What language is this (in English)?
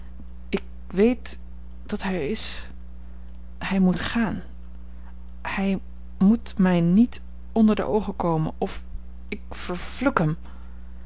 Dutch